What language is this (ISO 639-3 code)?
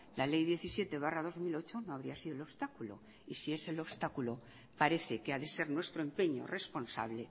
spa